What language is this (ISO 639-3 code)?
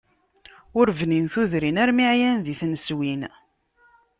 kab